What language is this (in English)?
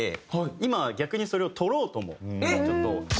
Japanese